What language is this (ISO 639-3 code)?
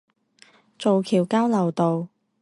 zho